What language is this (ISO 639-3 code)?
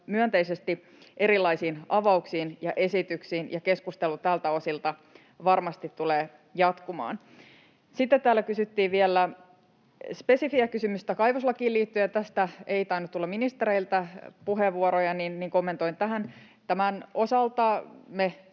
fin